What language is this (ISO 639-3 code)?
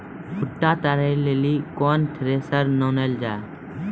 mai